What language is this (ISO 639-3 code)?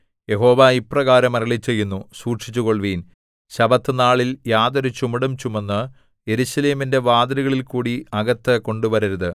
mal